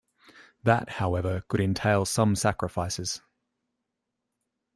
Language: English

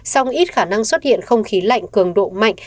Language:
Vietnamese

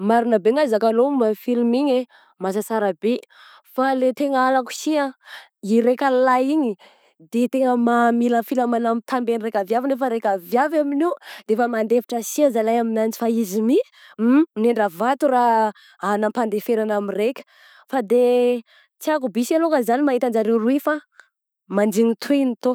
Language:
Southern Betsimisaraka Malagasy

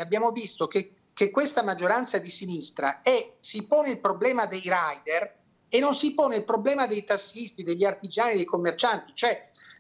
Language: Italian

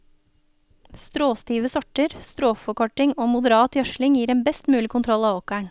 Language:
Norwegian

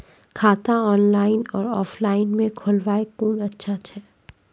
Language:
Maithili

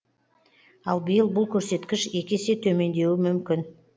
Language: Kazakh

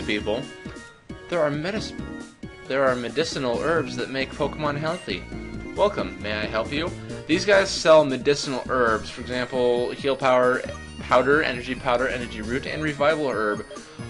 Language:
English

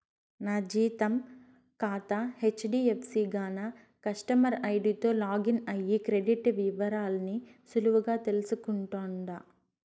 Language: Telugu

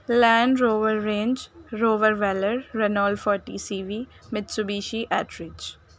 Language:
Urdu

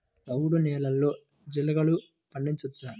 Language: Telugu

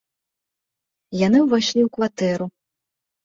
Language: Belarusian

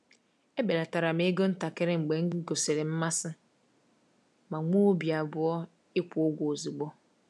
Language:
Igbo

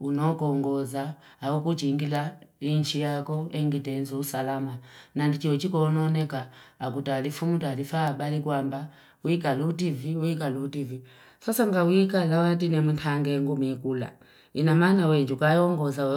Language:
Fipa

